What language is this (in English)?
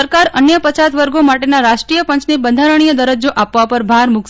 Gujarati